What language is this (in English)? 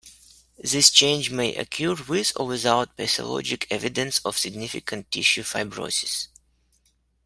English